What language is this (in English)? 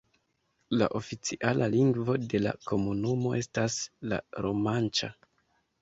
Esperanto